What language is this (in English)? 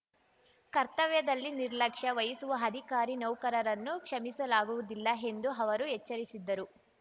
Kannada